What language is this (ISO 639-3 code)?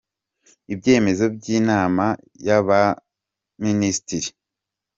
kin